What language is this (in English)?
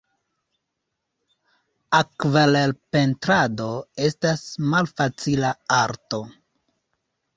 Esperanto